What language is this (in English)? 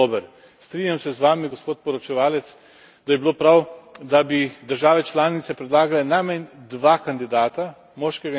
Slovenian